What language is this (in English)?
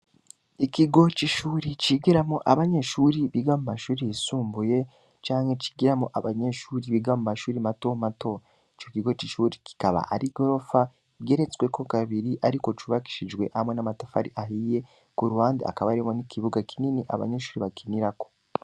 Rundi